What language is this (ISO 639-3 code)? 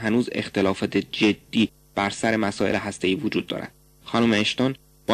fas